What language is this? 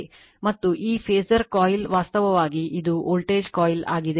Kannada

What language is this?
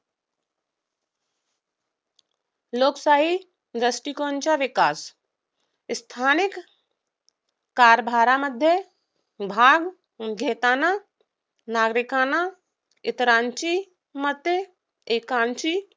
Marathi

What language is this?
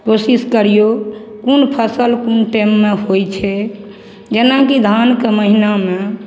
Maithili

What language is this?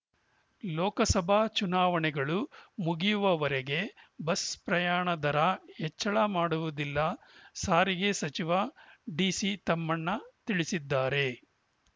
Kannada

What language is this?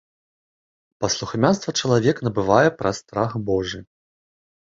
Belarusian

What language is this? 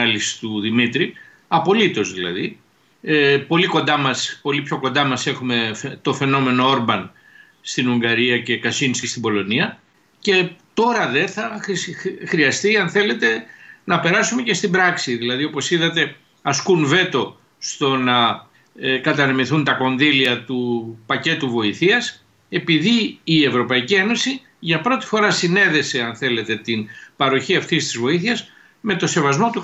Greek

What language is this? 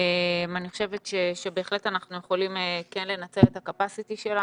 Hebrew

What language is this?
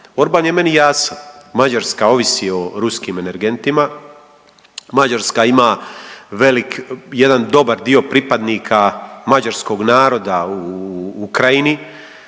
Croatian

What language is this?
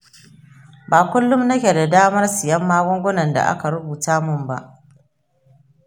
Hausa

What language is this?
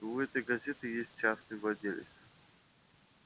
Russian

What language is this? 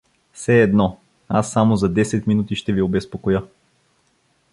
Bulgarian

